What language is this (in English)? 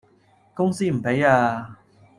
Cantonese